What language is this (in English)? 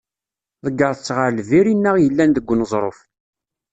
Kabyle